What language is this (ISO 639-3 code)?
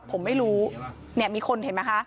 tha